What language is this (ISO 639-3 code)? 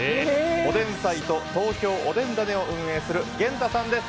jpn